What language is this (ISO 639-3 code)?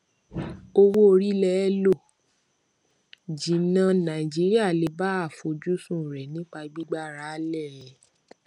yor